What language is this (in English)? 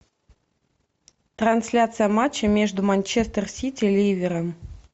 Russian